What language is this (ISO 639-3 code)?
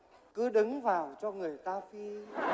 vie